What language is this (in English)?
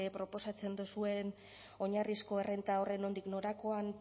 Basque